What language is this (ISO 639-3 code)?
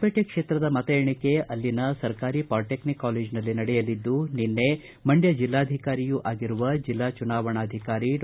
kan